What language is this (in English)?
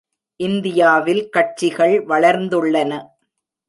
Tamil